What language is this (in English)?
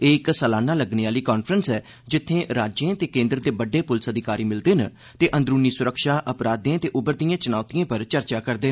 Dogri